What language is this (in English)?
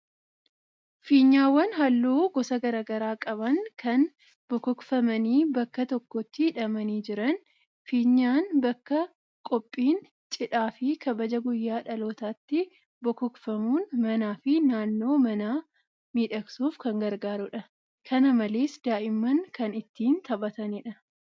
Oromo